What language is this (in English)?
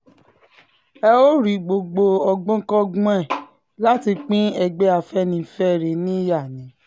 Yoruba